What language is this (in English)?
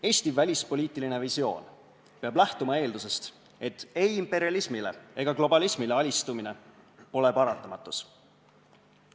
Estonian